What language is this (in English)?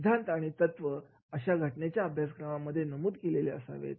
Marathi